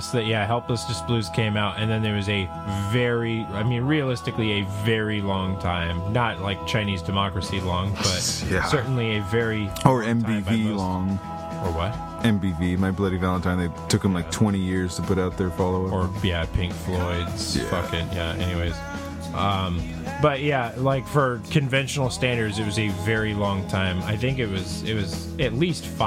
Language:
English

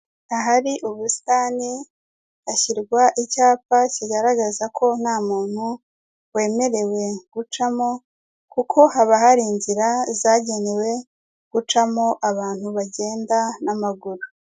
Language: Kinyarwanda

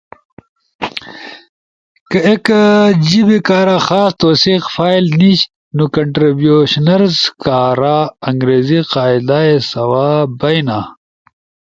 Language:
Ushojo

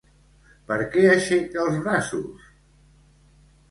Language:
Catalan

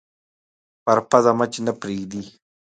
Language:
Pashto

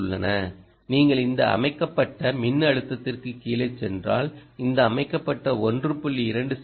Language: Tamil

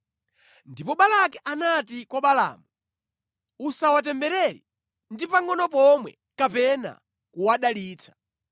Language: Nyanja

